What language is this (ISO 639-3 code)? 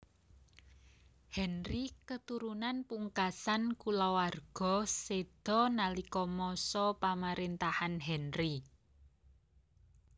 jav